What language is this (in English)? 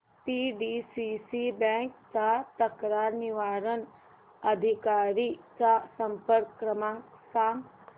Marathi